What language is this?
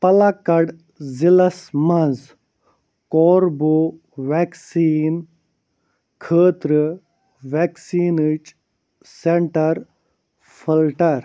Kashmiri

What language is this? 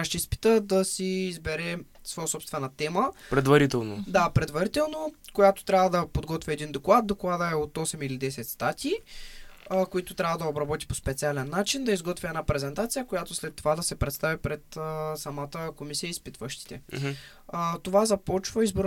Bulgarian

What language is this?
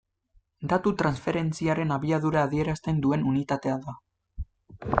Basque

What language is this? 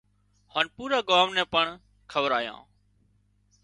Wadiyara Koli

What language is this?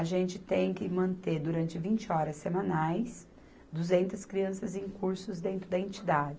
Portuguese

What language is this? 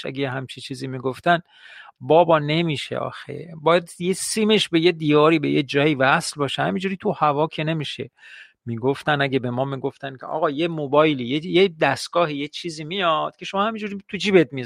Persian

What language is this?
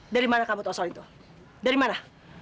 Indonesian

